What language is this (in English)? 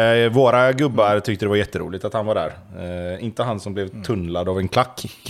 Swedish